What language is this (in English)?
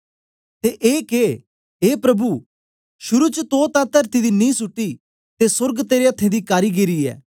Dogri